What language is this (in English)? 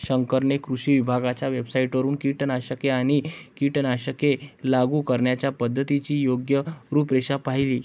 Marathi